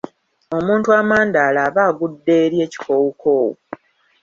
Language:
Ganda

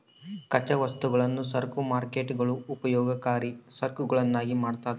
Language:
Kannada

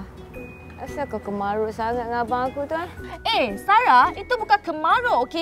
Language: Malay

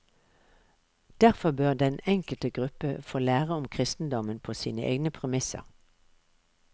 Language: Norwegian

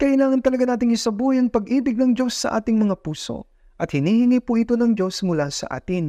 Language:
Filipino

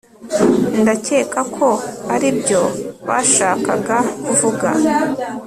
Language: Kinyarwanda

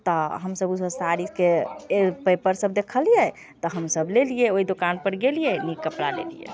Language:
Maithili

